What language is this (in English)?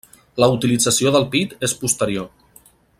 Catalan